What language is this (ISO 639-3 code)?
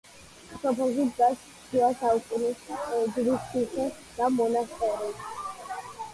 kat